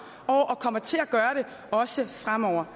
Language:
Danish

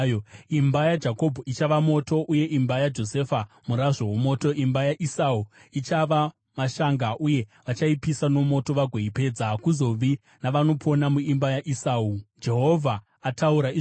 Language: Shona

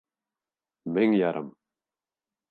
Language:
Bashkir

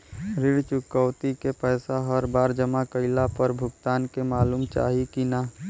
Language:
Bhojpuri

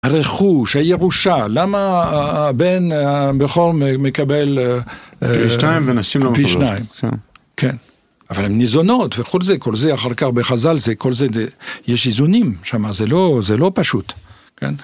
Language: Hebrew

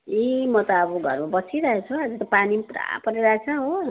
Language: Nepali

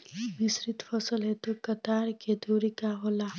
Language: Bhojpuri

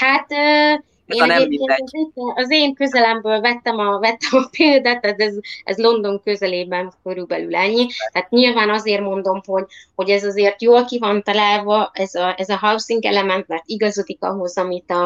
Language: Hungarian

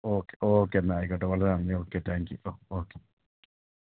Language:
Malayalam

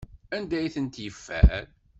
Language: Kabyle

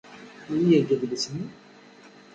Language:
Kabyle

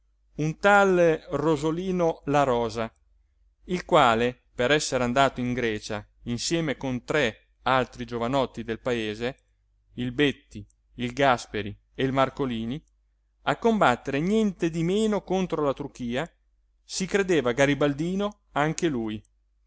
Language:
Italian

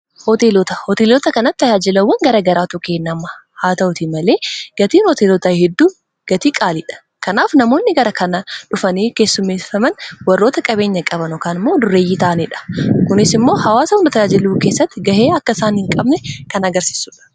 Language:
Oromo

